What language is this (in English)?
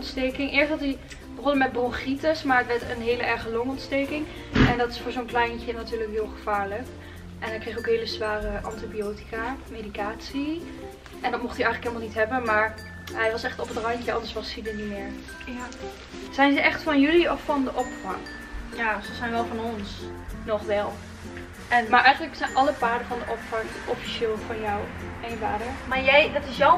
Dutch